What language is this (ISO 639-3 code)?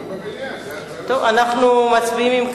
heb